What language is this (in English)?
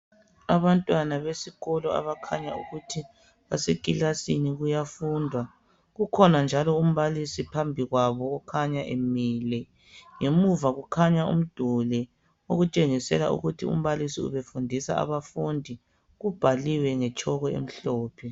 North Ndebele